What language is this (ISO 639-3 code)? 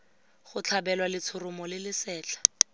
tsn